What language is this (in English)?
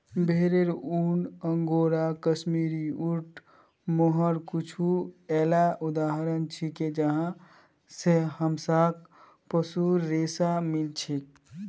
Magahi